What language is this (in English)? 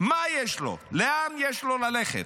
Hebrew